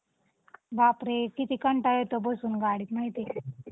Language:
Marathi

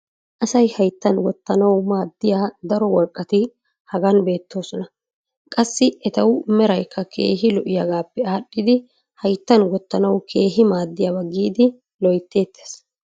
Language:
Wolaytta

